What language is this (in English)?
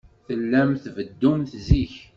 Kabyle